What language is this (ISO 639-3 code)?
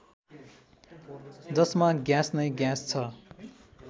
nep